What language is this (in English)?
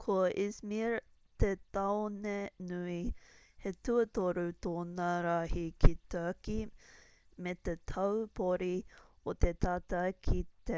Māori